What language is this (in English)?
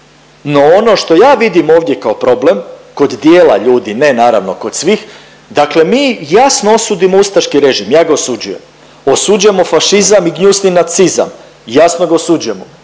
Croatian